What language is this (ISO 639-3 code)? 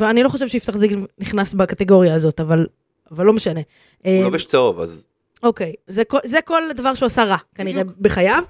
heb